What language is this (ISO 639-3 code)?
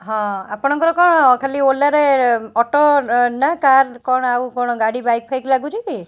ori